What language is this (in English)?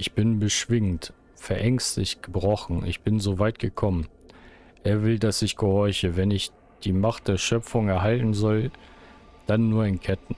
German